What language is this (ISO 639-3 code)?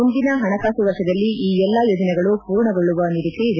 kan